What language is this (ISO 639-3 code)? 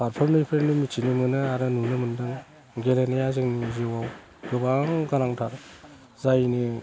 brx